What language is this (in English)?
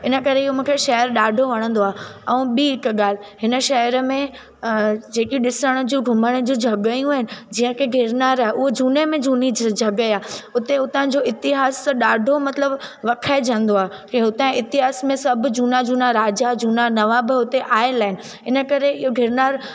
Sindhi